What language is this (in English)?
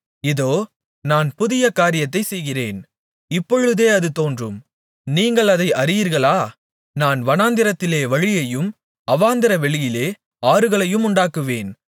Tamil